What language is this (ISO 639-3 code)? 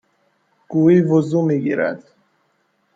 fas